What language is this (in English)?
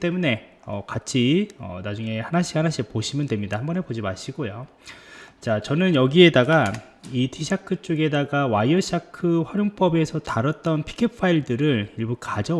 Korean